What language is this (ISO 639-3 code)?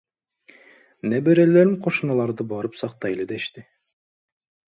kir